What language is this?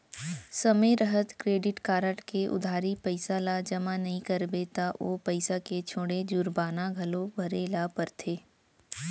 Chhattisgarhi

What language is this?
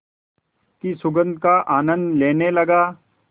Hindi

